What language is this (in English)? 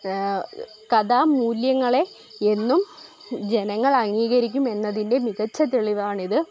Malayalam